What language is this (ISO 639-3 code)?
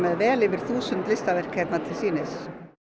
isl